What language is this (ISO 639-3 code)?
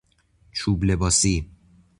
fas